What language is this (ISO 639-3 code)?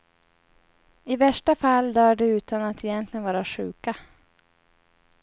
swe